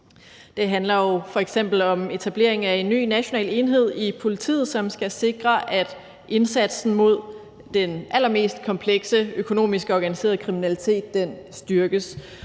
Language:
Danish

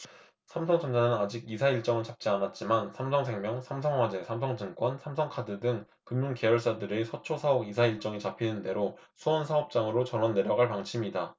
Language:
Korean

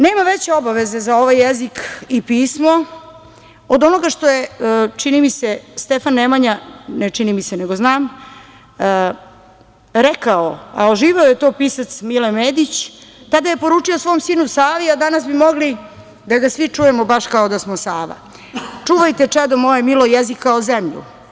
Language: Serbian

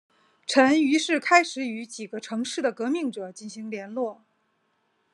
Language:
Chinese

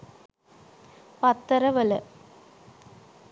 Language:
Sinhala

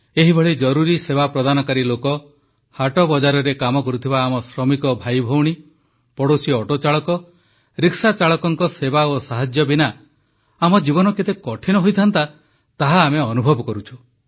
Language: Odia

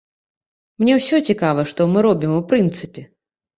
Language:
Belarusian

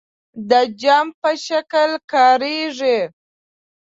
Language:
Pashto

